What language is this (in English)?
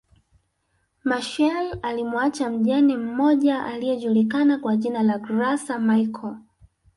Swahili